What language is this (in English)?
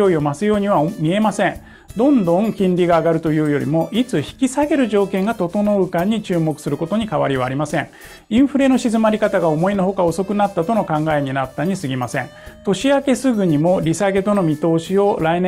Japanese